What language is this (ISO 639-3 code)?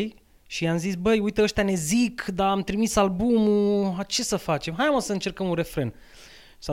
ron